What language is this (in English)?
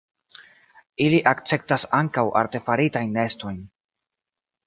Esperanto